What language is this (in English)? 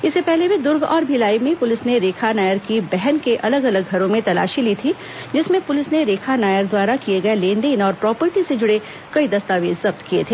Hindi